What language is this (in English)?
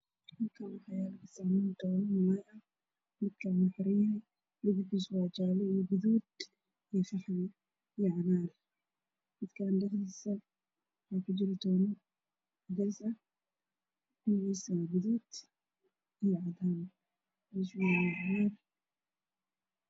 Somali